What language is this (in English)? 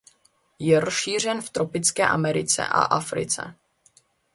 Czech